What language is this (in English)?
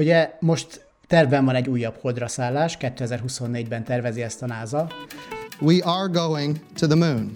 Hungarian